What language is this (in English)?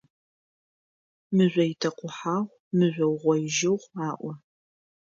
Adyghe